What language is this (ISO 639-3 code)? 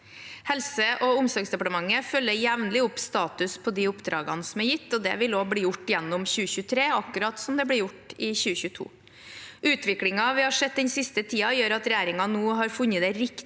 nor